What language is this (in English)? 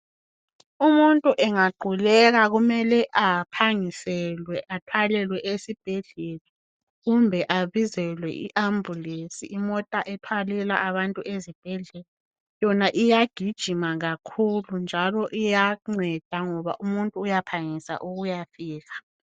North Ndebele